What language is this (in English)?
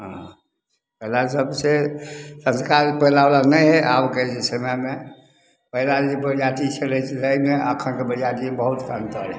Maithili